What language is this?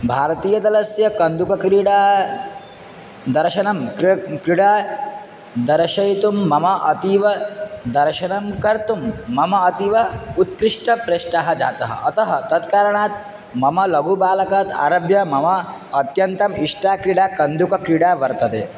Sanskrit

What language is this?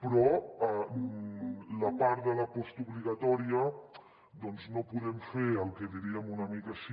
Catalan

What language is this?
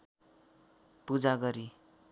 Nepali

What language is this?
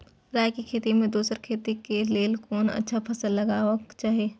Maithili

